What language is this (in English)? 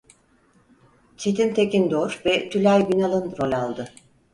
Turkish